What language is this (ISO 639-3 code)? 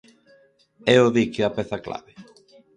glg